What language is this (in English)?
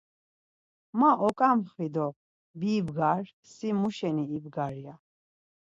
Laz